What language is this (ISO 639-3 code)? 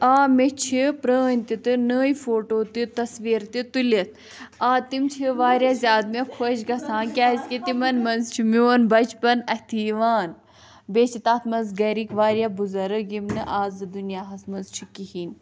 kas